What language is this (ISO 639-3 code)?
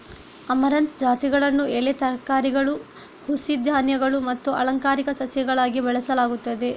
kan